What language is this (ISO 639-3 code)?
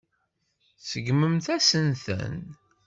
kab